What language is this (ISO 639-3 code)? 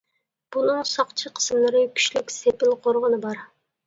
uig